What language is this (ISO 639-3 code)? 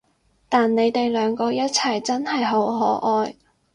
yue